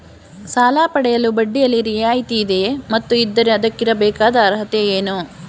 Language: Kannada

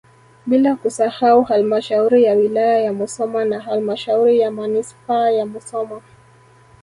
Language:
Swahili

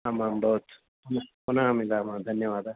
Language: Sanskrit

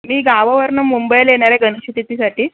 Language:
Marathi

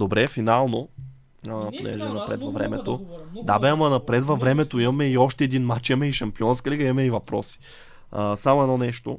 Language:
Bulgarian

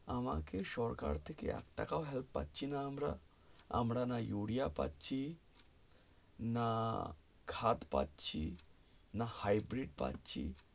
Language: Bangla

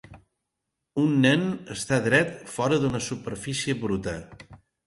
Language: Catalan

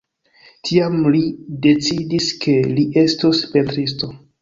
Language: Esperanto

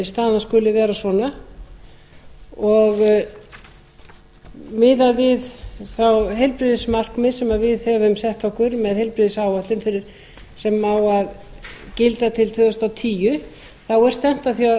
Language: Icelandic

